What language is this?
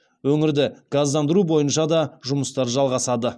Kazakh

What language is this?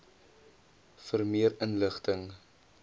Afrikaans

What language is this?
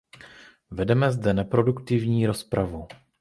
Czech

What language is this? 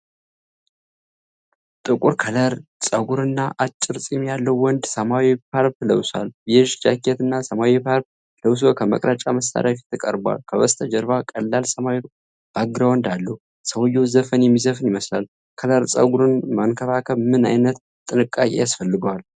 Amharic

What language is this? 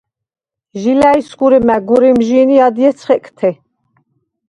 Svan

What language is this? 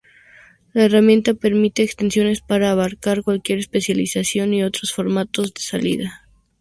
Spanish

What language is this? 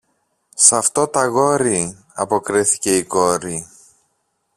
Greek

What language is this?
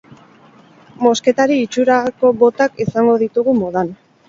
Basque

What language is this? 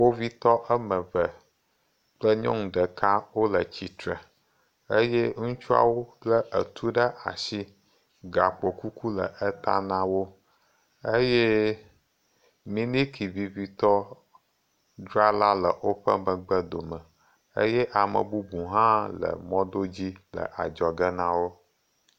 Ewe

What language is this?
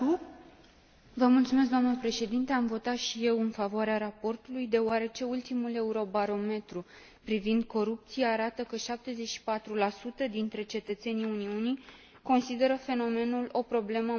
Romanian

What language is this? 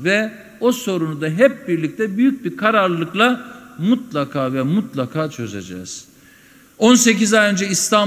Turkish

